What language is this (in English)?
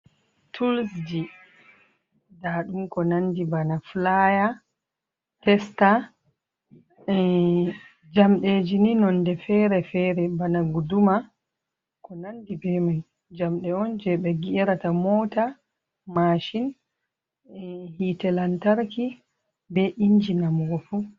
Fula